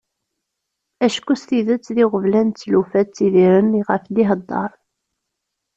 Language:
Kabyle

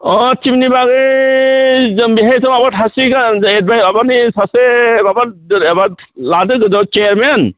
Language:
Bodo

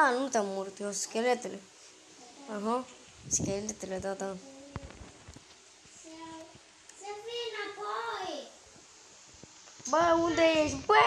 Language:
Romanian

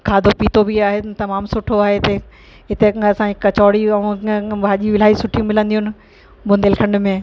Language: Sindhi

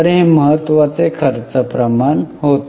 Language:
Marathi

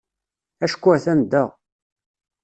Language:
Kabyle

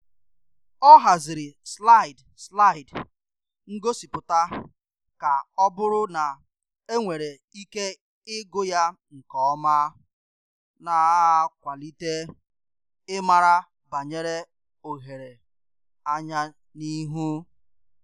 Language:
Igbo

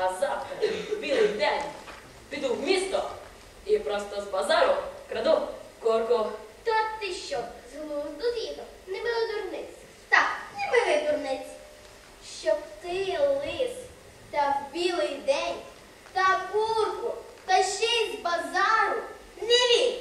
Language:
Ukrainian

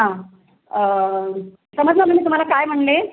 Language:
Marathi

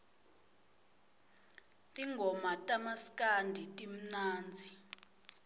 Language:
Swati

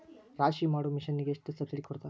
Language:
Kannada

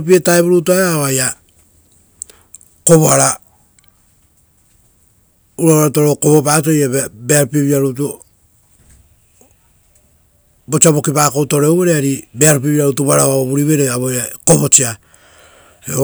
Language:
Rotokas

